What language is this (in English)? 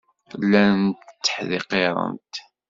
Kabyle